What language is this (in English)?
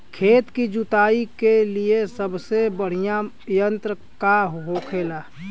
Bhojpuri